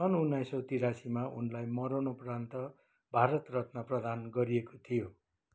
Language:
Nepali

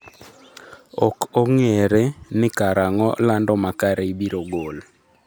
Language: Luo (Kenya and Tanzania)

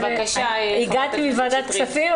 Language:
Hebrew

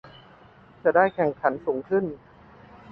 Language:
Thai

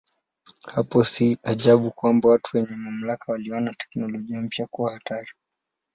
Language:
Swahili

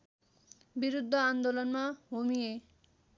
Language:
Nepali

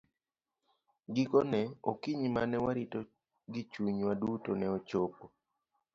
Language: Luo (Kenya and Tanzania)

